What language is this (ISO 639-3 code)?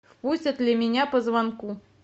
rus